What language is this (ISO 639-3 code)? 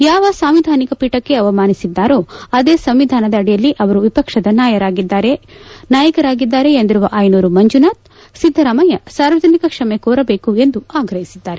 kan